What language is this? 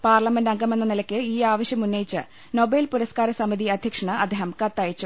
Malayalam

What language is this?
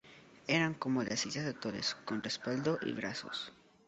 Spanish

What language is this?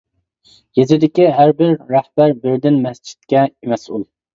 Uyghur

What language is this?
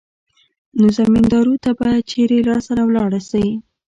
Pashto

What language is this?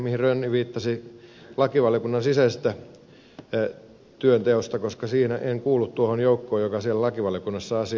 Finnish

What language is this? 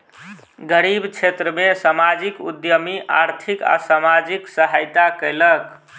Maithili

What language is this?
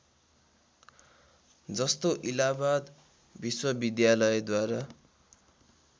Nepali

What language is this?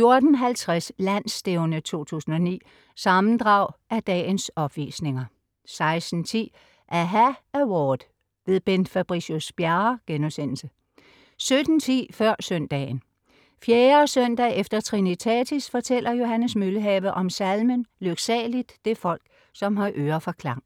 Danish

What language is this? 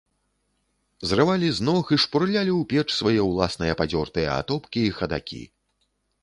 Belarusian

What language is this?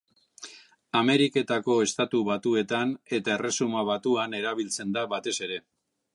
Basque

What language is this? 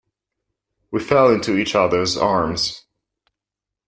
English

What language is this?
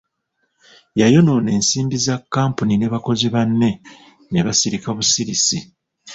Ganda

